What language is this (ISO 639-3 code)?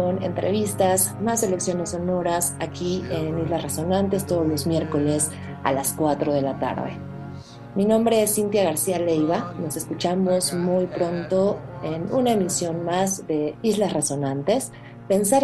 spa